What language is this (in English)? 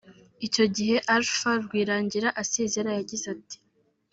Kinyarwanda